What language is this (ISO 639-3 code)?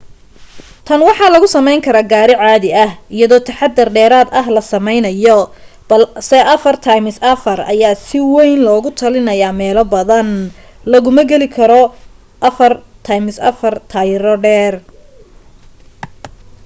som